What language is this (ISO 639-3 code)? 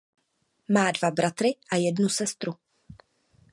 ces